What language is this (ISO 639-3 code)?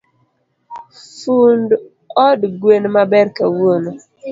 luo